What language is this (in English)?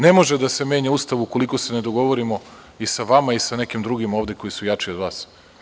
Serbian